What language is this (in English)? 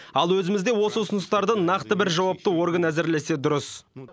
Kazakh